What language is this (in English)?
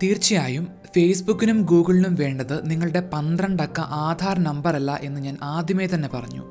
Malayalam